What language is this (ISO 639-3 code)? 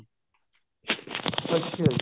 pan